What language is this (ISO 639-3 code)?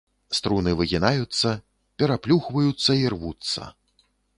bel